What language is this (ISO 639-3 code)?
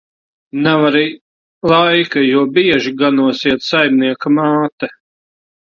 lav